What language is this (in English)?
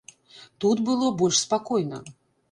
Belarusian